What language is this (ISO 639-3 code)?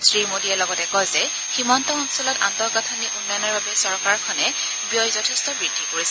asm